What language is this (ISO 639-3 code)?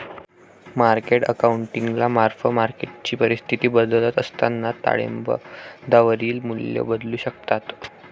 mar